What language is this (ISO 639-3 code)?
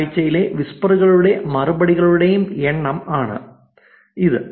mal